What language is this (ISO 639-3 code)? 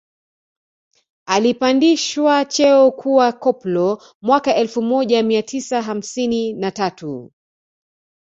swa